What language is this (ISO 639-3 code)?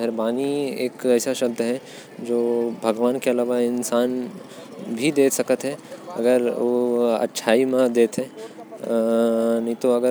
kfp